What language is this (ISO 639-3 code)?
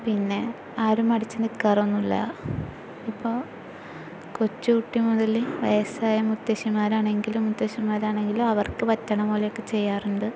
mal